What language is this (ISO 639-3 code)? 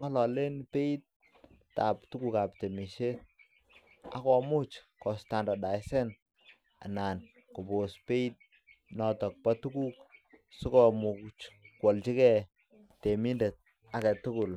kln